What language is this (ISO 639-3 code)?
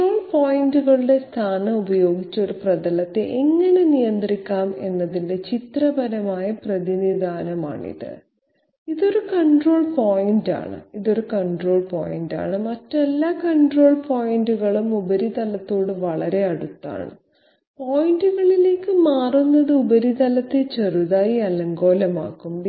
mal